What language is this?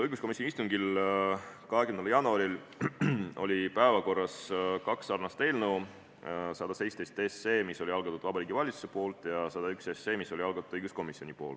Estonian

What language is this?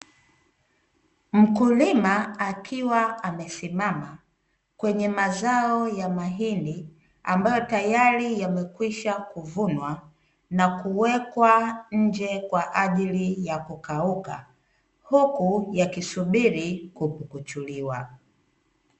Swahili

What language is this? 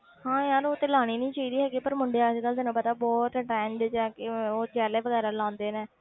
Punjabi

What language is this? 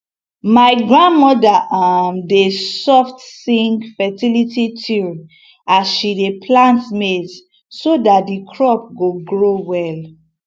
Nigerian Pidgin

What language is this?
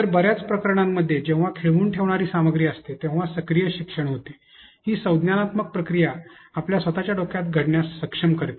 Marathi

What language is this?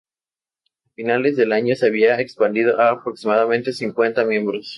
Spanish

